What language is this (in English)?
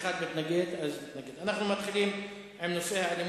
Hebrew